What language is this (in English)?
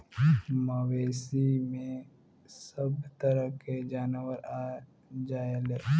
Bhojpuri